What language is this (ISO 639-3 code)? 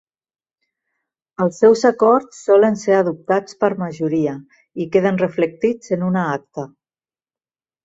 cat